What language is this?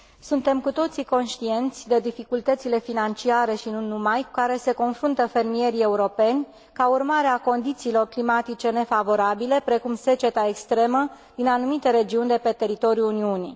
Romanian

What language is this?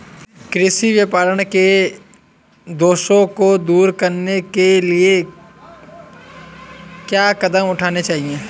Hindi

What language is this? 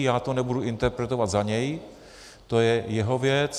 Czech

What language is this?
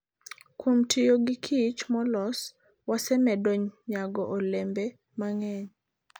Luo (Kenya and Tanzania)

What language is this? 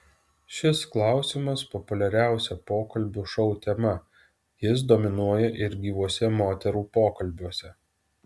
Lithuanian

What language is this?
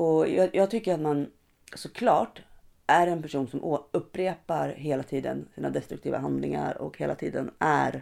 Swedish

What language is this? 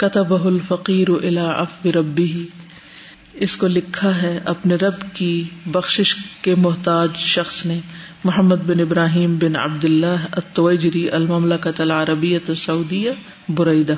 Urdu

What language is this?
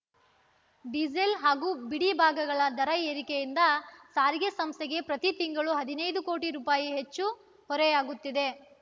Kannada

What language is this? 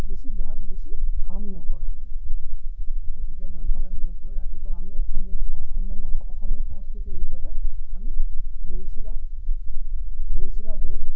Assamese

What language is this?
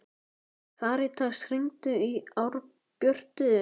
Icelandic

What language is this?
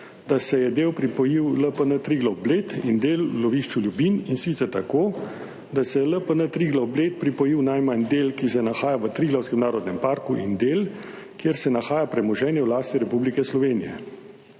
Slovenian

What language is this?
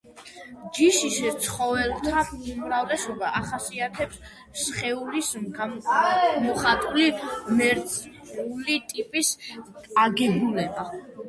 Georgian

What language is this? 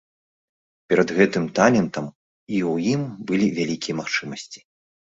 Belarusian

